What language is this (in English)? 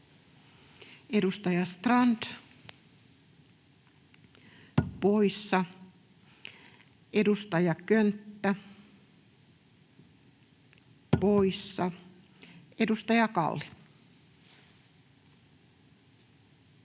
Finnish